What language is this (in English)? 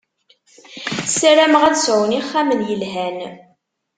Kabyle